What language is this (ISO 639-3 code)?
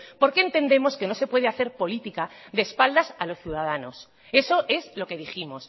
spa